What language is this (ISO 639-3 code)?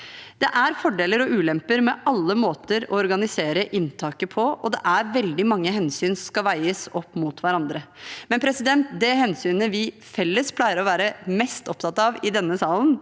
nor